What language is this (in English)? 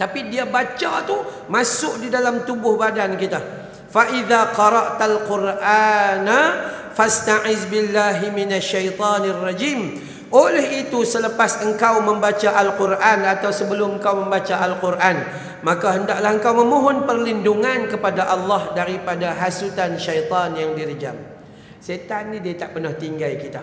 Malay